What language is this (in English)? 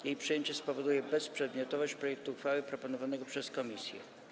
Polish